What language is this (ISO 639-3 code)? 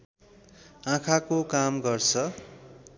nep